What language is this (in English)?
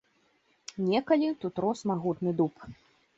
Belarusian